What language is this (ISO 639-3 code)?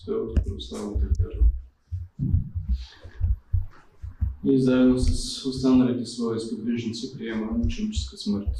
bul